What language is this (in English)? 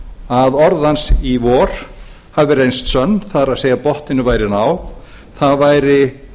Icelandic